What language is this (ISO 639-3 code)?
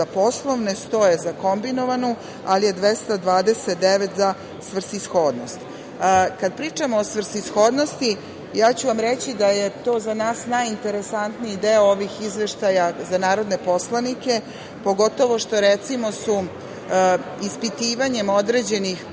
srp